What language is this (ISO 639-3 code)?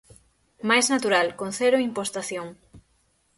glg